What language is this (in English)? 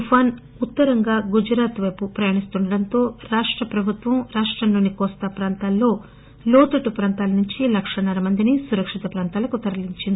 Telugu